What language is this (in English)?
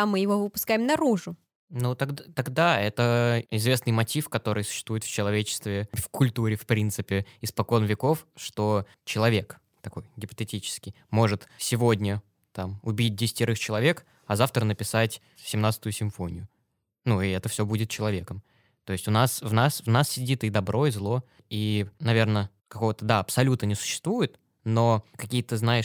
Russian